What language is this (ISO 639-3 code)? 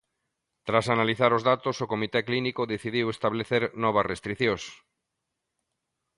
glg